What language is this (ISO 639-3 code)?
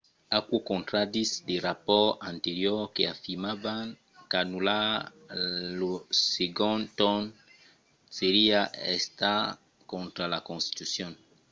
oci